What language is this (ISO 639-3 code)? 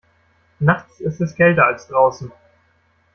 deu